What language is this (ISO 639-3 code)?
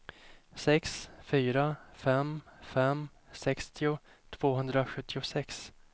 swe